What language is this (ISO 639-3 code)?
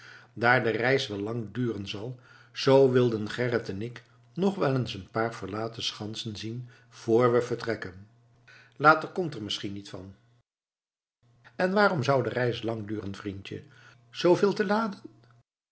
nld